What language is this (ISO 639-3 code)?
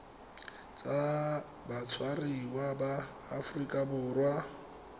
tsn